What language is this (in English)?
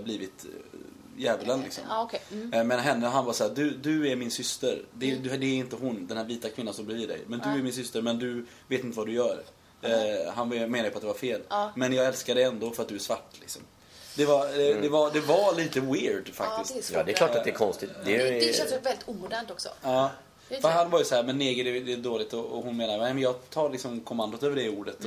Swedish